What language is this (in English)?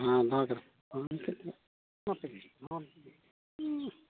Santali